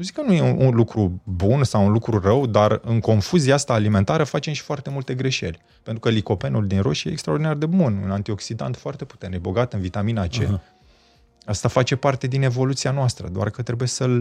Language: Romanian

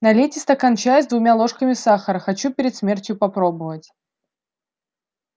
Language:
Russian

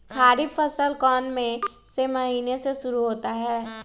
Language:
Magahi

